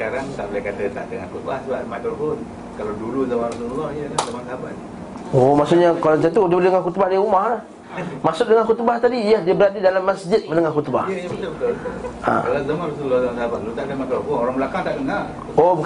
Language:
Malay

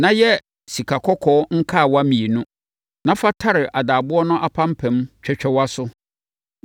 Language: Akan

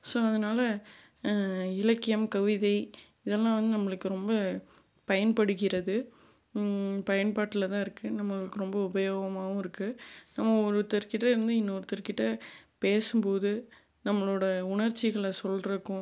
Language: Tamil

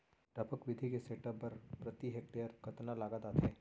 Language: Chhattisgarhi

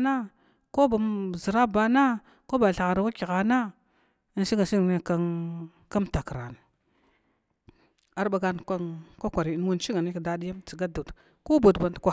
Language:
Glavda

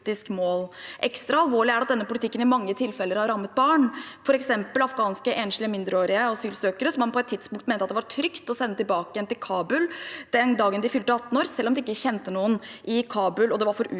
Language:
Norwegian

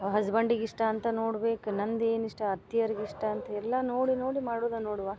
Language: Kannada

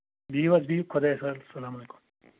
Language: Kashmiri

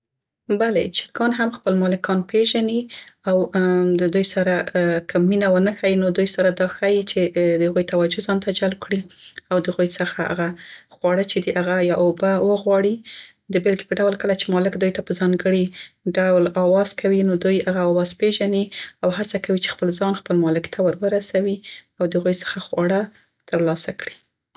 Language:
Central Pashto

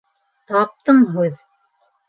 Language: Bashkir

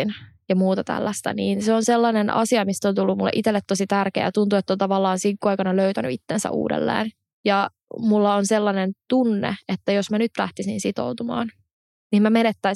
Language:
Finnish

